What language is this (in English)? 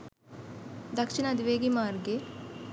Sinhala